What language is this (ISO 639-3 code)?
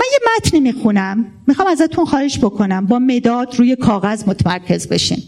fas